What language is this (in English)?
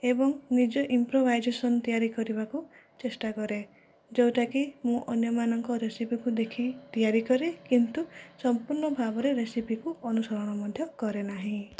Odia